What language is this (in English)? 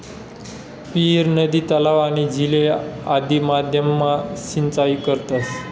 Marathi